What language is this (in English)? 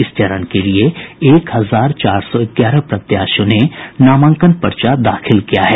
Hindi